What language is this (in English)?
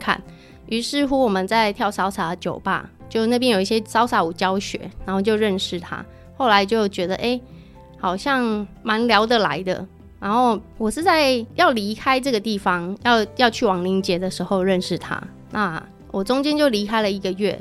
Chinese